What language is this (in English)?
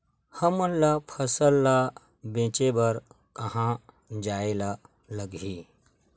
Chhattisgarhi